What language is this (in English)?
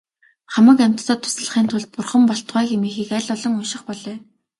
Mongolian